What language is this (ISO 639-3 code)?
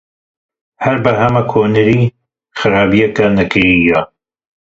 kur